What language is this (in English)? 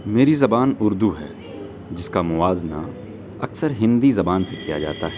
Urdu